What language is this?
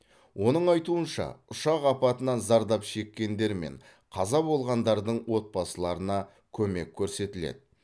Kazakh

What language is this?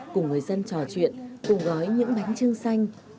Vietnamese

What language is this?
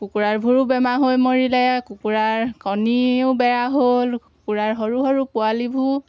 Assamese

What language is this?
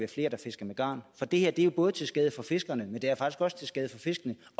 Danish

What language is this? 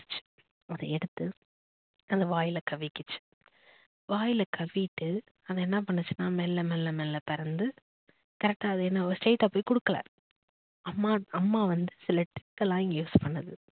Tamil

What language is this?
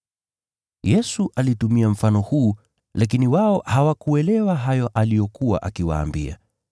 Swahili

